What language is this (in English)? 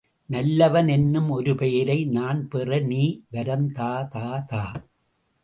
Tamil